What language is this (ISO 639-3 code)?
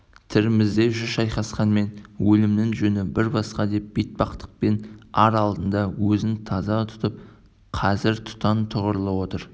kaz